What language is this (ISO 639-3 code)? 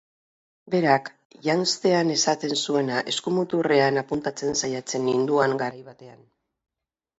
eus